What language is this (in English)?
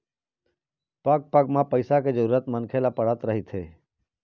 Chhattisgarhi